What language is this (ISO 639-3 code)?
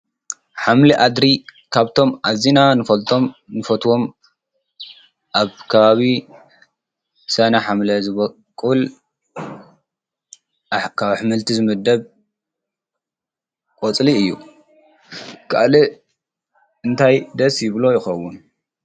tir